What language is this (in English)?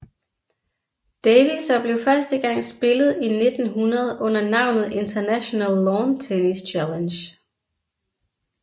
Danish